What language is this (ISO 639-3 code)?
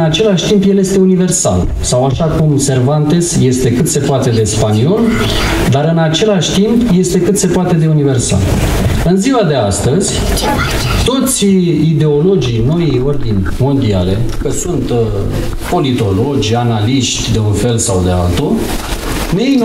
ron